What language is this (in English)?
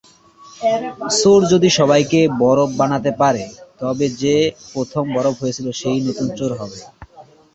Bangla